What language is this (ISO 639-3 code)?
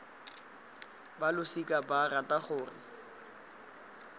tsn